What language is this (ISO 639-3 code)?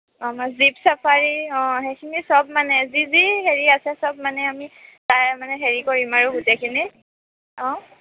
asm